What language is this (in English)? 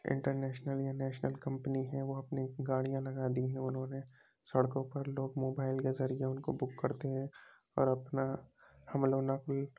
Urdu